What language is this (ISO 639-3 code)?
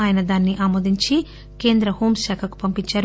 tel